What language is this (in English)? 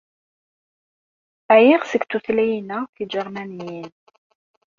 Kabyle